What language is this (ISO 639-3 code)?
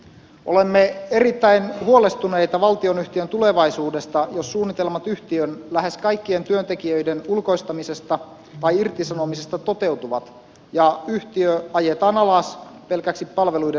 fin